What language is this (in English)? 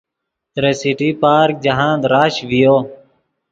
Yidgha